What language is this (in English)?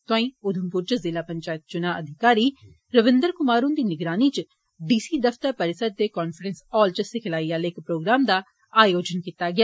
Dogri